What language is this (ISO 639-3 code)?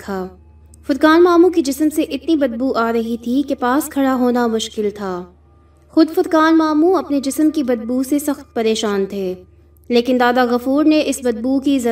urd